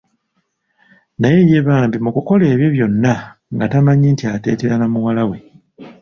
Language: Ganda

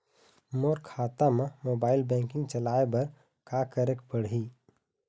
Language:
Chhattisgarhi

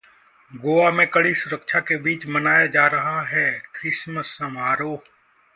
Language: Hindi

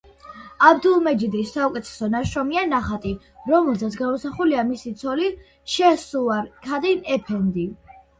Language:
Georgian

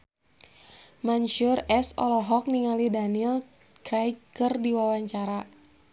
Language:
Sundanese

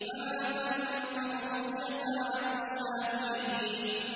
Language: Arabic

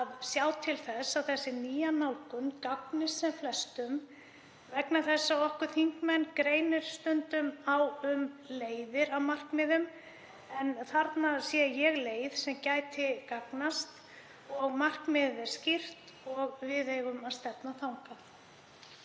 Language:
Icelandic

